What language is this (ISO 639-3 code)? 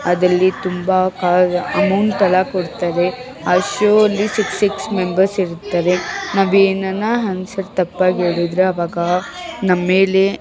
kan